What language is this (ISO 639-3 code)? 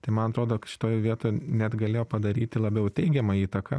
lit